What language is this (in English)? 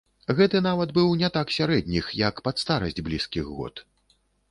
Belarusian